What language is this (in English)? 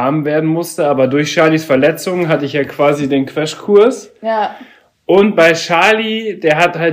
German